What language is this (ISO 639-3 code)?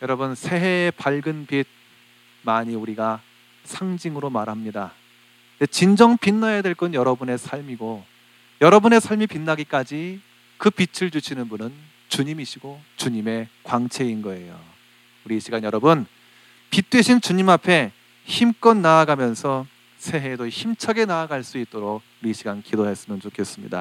kor